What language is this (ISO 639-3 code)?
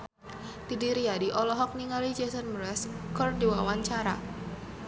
sun